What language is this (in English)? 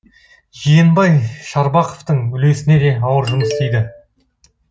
Kazakh